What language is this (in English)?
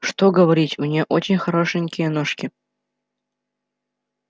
Russian